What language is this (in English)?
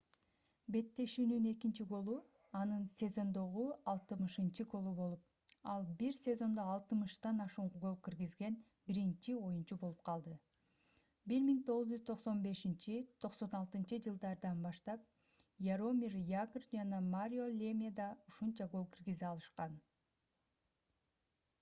Kyrgyz